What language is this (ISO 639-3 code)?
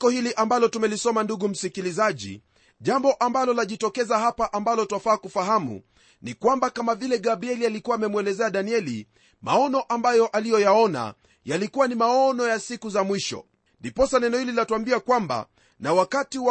swa